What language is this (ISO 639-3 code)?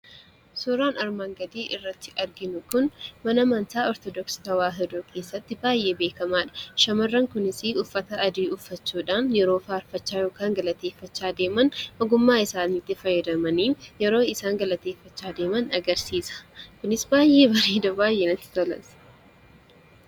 orm